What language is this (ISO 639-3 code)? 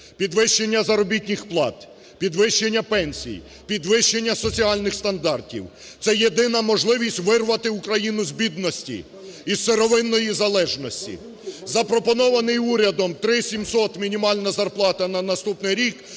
ukr